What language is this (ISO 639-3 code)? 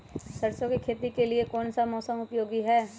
mag